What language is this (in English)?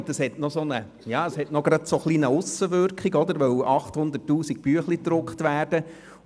Swiss German